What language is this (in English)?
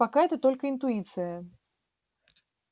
Russian